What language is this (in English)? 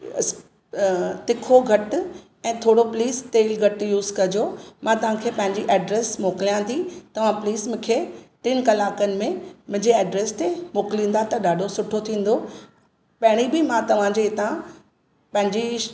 Sindhi